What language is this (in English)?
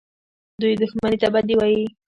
Pashto